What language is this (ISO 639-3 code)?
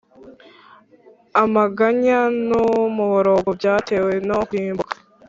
kin